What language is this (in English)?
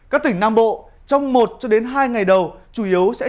Vietnamese